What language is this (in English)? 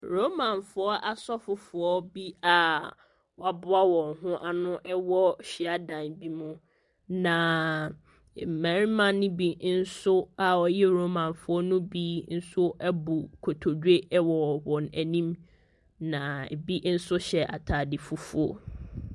Akan